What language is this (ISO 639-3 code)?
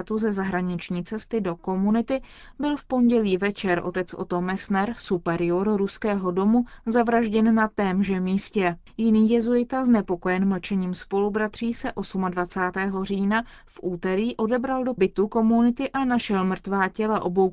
ces